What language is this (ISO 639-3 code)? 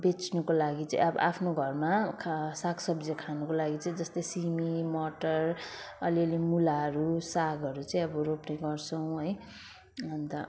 nep